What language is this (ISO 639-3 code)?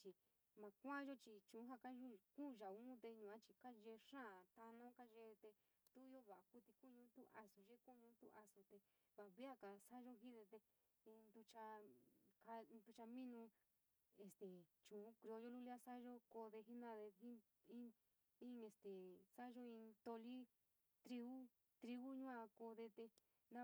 mig